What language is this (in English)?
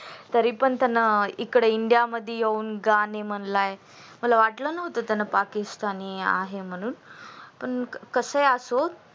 Marathi